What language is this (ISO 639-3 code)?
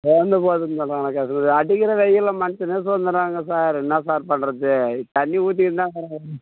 tam